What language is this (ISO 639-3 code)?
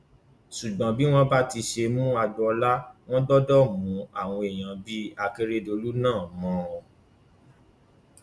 yor